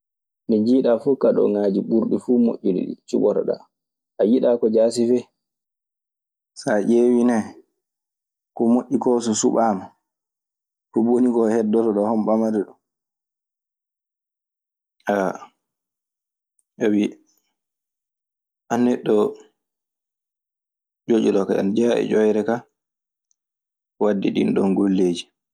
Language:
Maasina Fulfulde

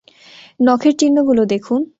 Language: Bangla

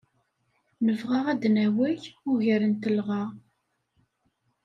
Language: Kabyle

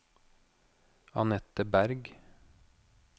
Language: Norwegian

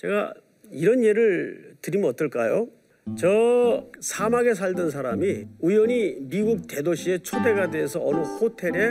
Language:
Korean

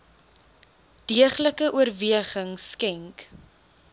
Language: Afrikaans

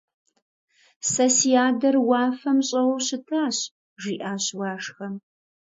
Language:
Kabardian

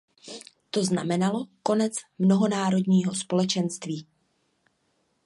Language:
Czech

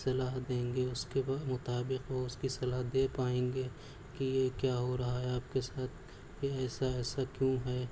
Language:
Urdu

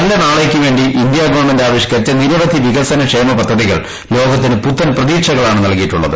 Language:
Malayalam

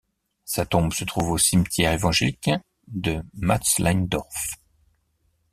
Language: French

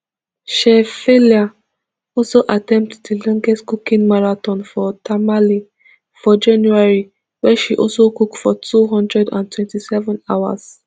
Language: Nigerian Pidgin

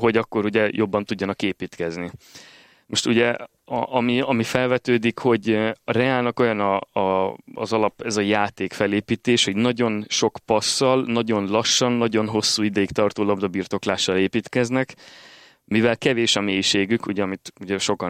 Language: Hungarian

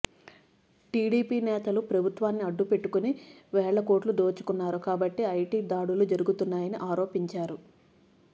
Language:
Telugu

